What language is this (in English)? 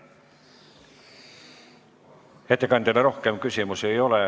Estonian